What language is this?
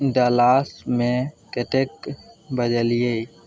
Maithili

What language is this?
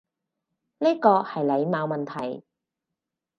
Cantonese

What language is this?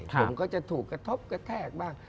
Thai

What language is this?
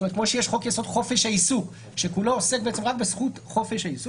Hebrew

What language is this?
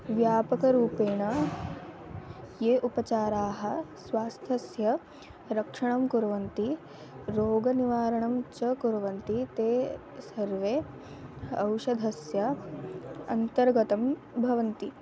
Sanskrit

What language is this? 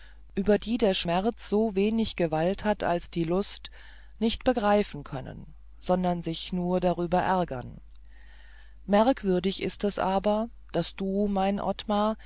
German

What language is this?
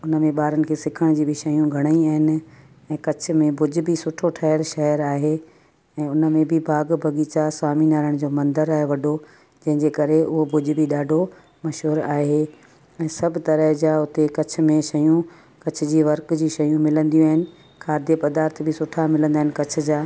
Sindhi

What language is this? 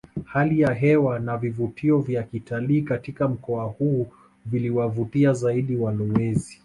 Swahili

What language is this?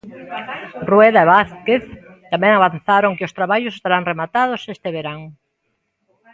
Galician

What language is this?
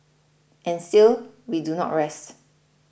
English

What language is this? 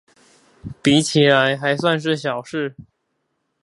Chinese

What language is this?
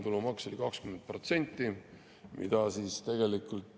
Estonian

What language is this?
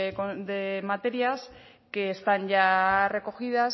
Spanish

